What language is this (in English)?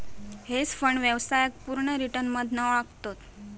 Marathi